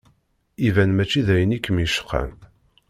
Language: Kabyle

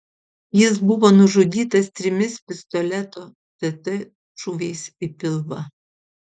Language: Lithuanian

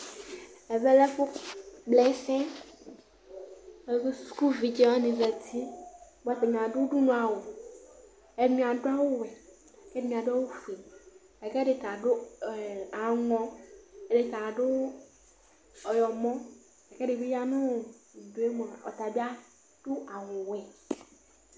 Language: Ikposo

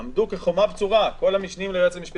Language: Hebrew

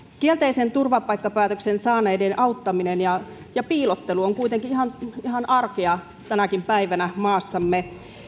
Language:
Finnish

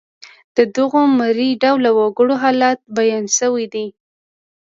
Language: Pashto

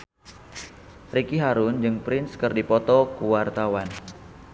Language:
Sundanese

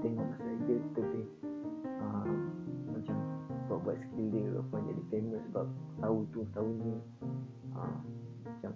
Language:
Malay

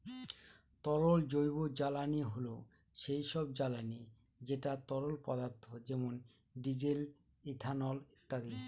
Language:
Bangla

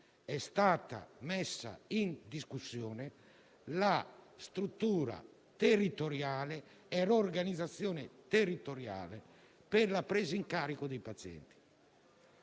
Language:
Italian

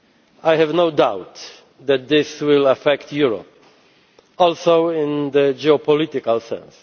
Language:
English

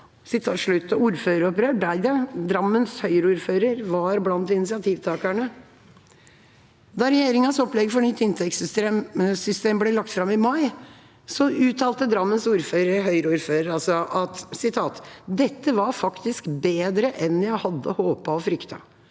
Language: Norwegian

